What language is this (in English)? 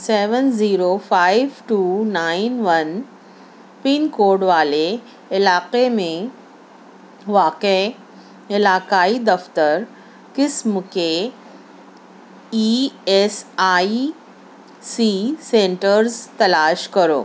Urdu